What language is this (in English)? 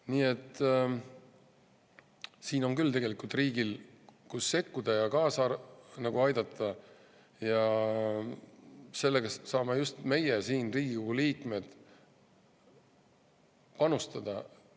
Estonian